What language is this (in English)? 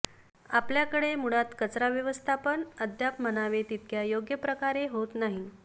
Marathi